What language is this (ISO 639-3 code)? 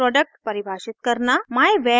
hin